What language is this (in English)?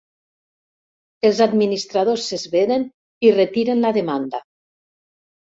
Catalan